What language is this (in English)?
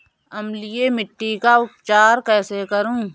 Hindi